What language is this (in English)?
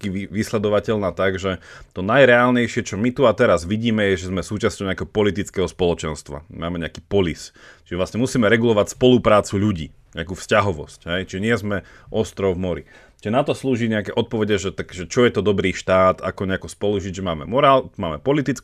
Slovak